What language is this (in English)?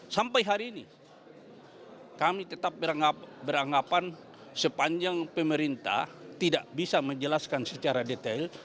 Indonesian